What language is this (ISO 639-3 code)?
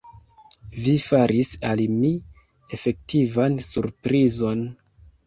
epo